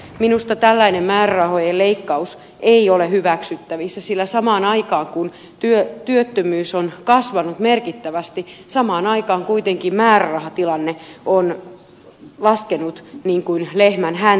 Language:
Finnish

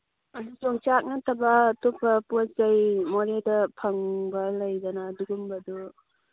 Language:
Manipuri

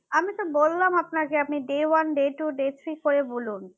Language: Bangla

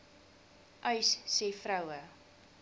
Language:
Afrikaans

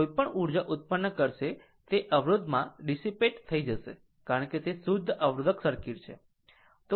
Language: Gujarati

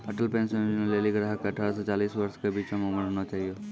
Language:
Maithili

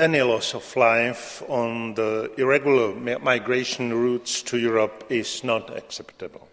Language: Croatian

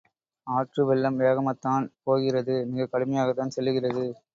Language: Tamil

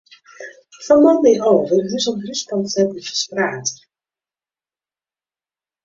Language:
Western Frisian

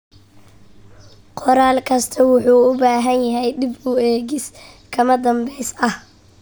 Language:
Somali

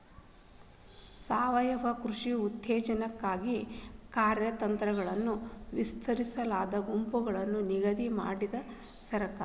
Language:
Kannada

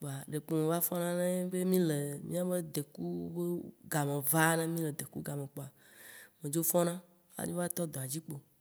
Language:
Waci Gbe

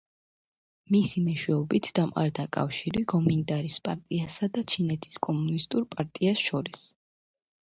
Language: Georgian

